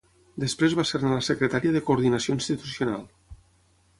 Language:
Catalan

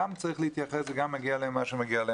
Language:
Hebrew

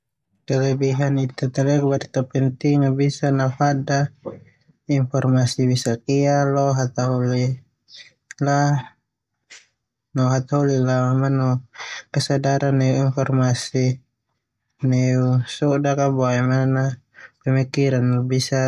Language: Termanu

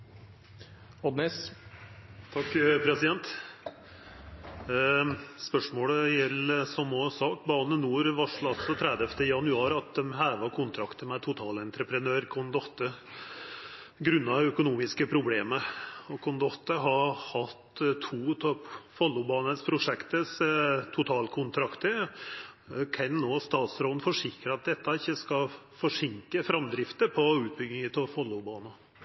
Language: Norwegian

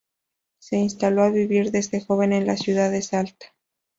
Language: Spanish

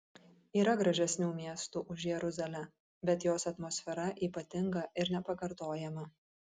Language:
Lithuanian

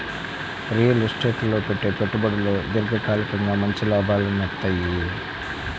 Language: Telugu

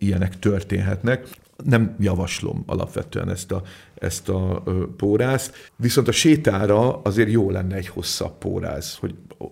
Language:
Hungarian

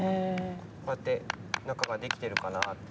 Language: Japanese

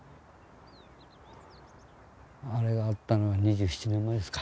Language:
Japanese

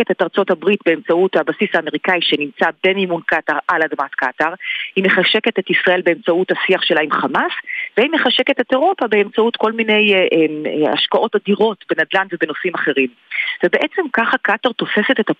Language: Hebrew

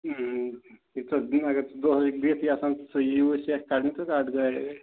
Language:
Kashmiri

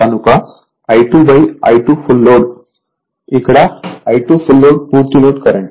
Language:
Telugu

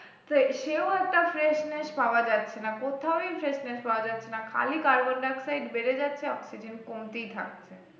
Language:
Bangla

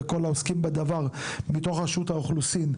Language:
Hebrew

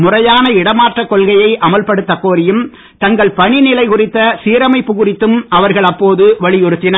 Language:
Tamil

